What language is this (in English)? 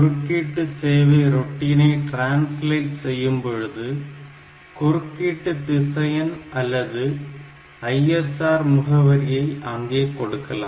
Tamil